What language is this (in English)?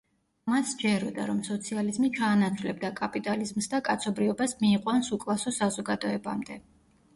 Georgian